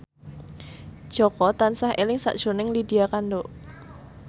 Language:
Javanese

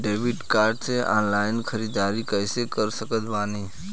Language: Bhojpuri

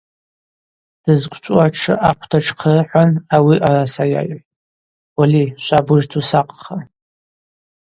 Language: Abaza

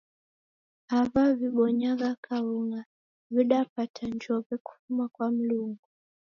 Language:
Taita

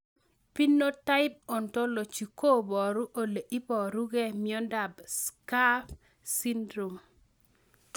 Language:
Kalenjin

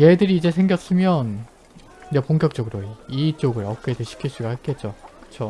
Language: Korean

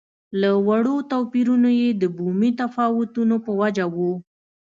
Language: Pashto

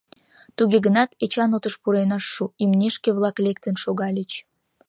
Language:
Mari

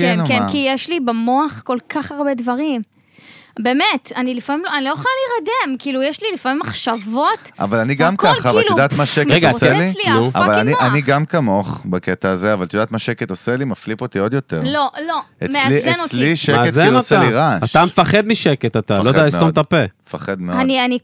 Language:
Hebrew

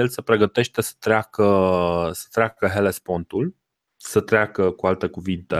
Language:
Romanian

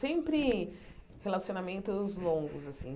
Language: Portuguese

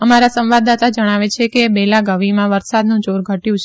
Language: Gujarati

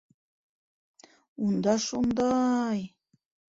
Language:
Bashkir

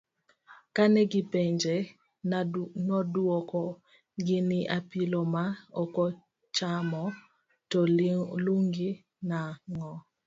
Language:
Luo (Kenya and Tanzania)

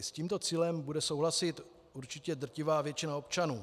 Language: Czech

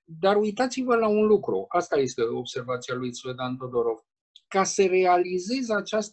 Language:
Romanian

